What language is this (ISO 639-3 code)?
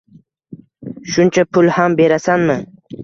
uzb